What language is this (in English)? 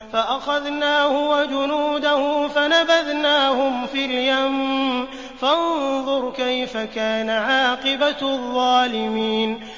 Arabic